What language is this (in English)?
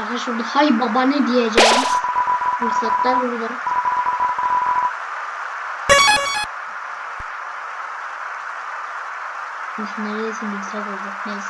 Turkish